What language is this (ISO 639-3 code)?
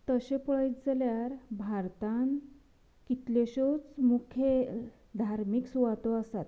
kok